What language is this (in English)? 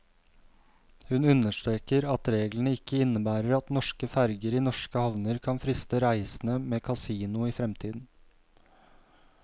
Norwegian